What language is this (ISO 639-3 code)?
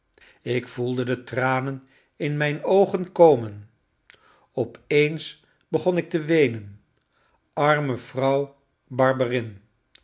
nld